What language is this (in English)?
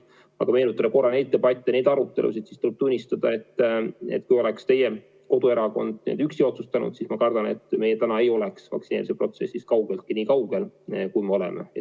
Estonian